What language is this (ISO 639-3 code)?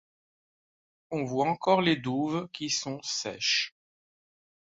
fra